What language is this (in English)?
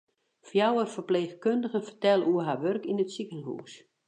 Western Frisian